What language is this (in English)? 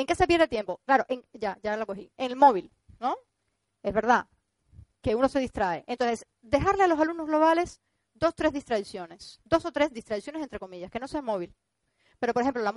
Spanish